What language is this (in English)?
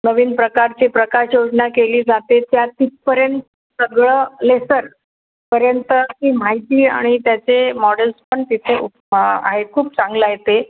Marathi